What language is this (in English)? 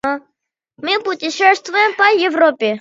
Russian